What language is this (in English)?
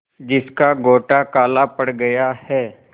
Hindi